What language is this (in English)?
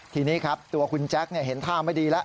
Thai